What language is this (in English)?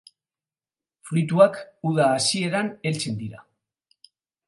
Basque